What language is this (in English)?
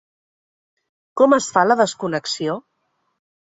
Catalan